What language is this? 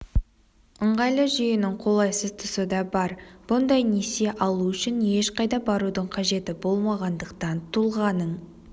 Kazakh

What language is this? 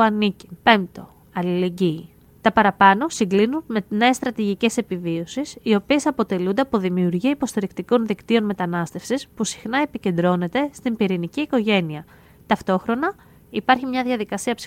Greek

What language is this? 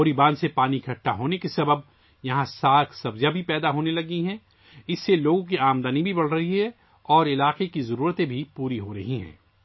Urdu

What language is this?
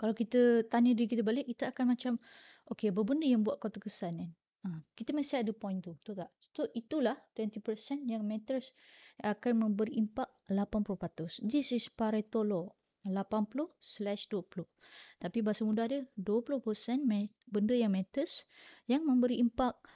Malay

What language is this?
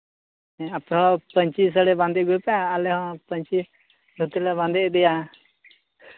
Santali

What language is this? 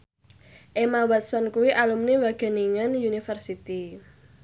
Javanese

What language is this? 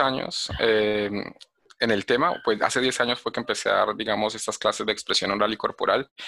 Spanish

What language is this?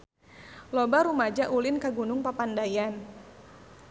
Sundanese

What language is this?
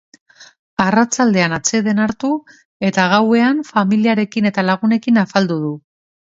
Basque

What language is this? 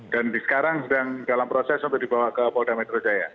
Indonesian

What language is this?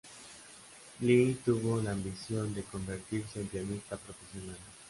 Spanish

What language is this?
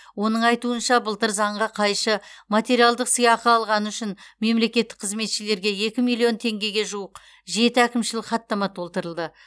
Kazakh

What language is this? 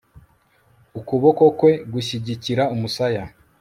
Kinyarwanda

